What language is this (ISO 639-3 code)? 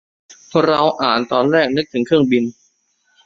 tha